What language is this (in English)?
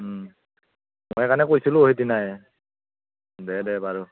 Assamese